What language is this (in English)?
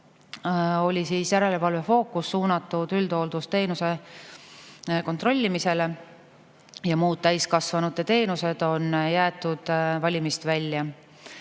Estonian